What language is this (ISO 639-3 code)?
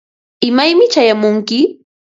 qva